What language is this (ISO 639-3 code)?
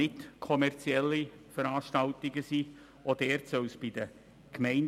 gsw